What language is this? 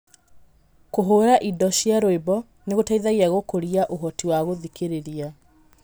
Kikuyu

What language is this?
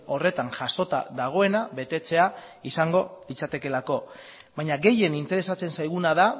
Basque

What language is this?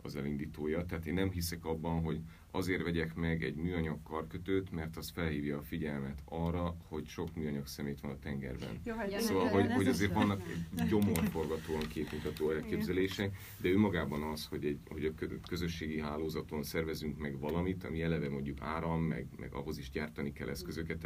Hungarian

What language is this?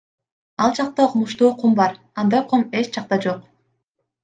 Kyrgyz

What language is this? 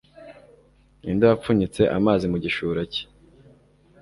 Kinyarwanda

